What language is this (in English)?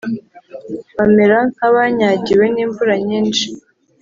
Kinyarwanda